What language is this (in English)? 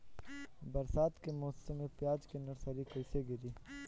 Bhojpuri